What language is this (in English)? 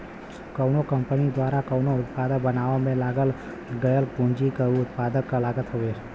Bhojpuri